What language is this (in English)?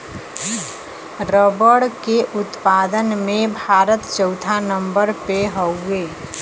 Bhojpuri